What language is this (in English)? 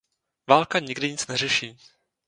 Czech